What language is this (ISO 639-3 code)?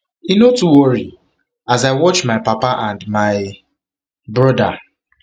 pcm